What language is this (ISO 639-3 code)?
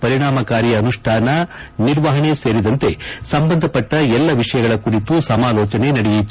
kan